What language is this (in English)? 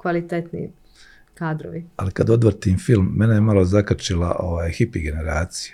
Croatian